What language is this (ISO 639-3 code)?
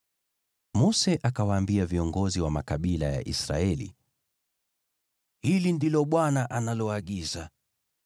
swa